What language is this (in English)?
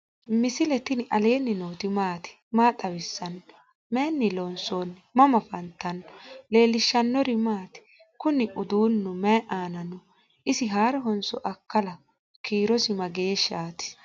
Sidamo